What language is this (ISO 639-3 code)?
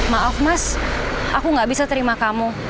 ind